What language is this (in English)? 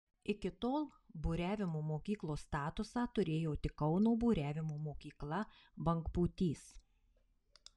Lithuanian